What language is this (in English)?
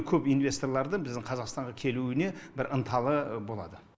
Kazakh